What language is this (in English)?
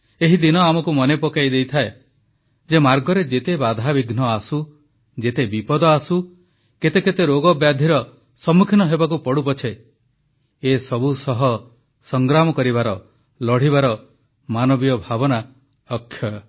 Odia